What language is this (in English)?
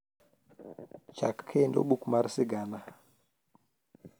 Luo (Kenya and Tanzania)